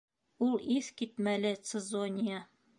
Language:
Bashkir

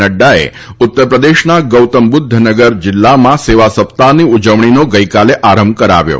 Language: Gujarati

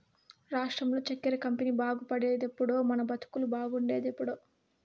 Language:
Telugu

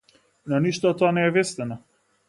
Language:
Macedonian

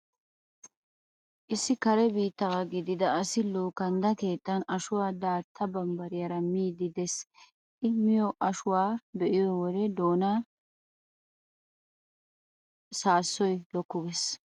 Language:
Wolaytta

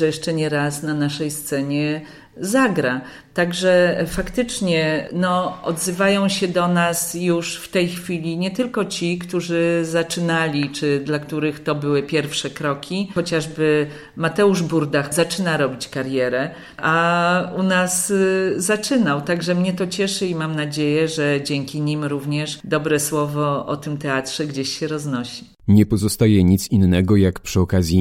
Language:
Polish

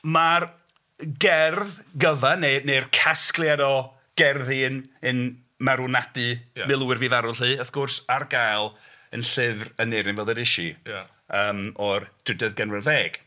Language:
Welsh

